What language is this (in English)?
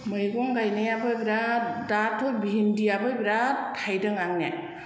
Bodo